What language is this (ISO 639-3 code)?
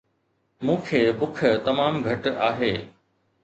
snd